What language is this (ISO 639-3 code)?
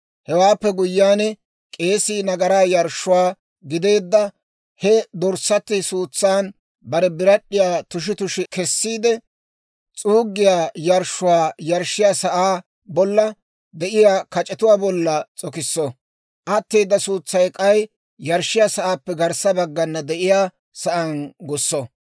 dwr